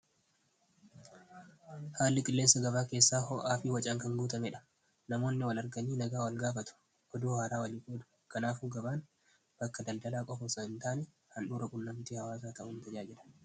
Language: Oromo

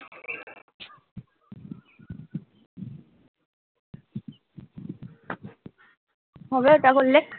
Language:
Bangla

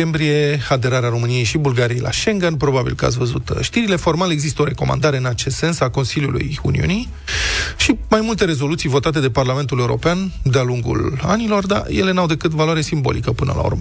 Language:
Romanian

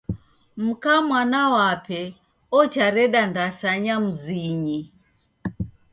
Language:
Taita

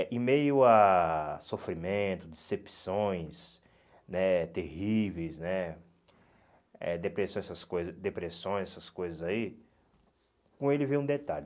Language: Portuguese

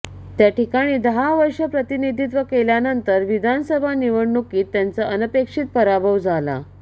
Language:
Marathi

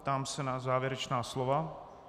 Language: Czech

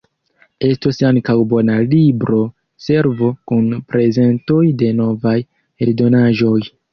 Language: Esperanto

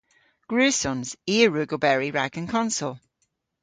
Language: Cornish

